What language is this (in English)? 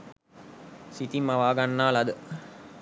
Sinhala